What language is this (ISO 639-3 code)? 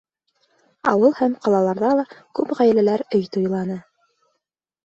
bak